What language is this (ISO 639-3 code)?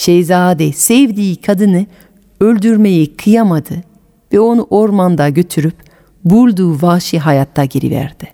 tur